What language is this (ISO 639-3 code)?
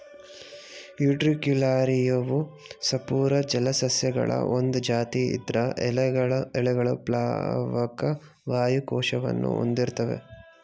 kan